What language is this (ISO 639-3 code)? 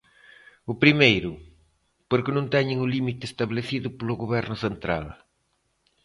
glg